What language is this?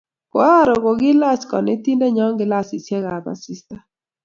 Kalenjin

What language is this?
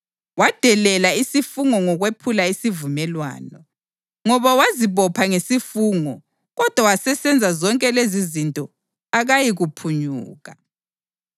North Ndebele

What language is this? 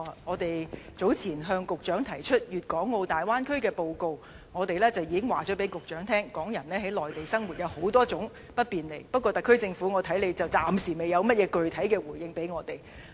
Cantonese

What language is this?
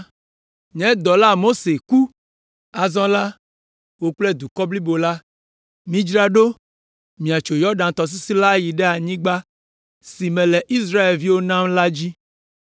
Ewe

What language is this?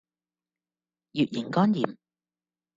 Cantonese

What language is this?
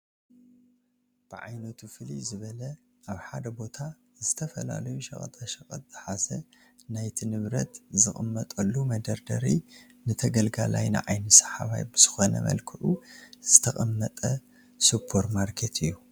Tigrinya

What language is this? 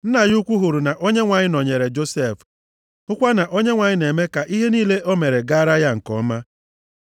Igbo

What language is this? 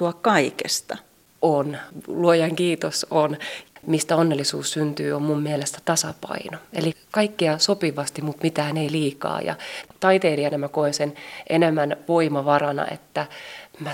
Finnish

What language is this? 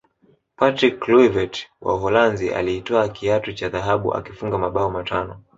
Swahili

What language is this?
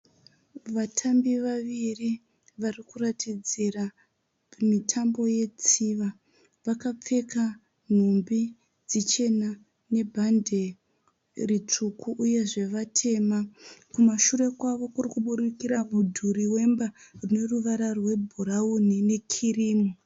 Shona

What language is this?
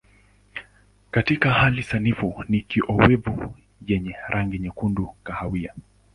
Swahili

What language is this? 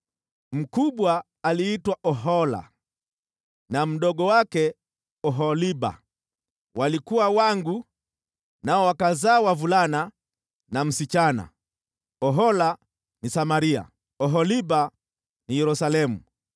Swahili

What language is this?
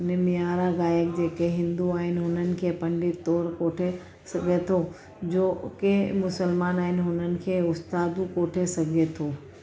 Sindhi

